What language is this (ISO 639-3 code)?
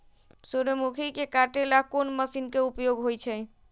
mag